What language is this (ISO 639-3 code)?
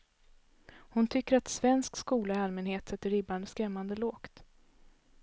swe